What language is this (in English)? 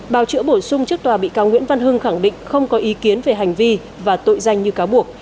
Vietnamese